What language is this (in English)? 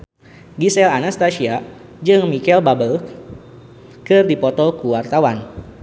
Sundanese